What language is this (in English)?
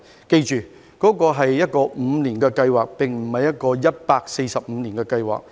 Cantonese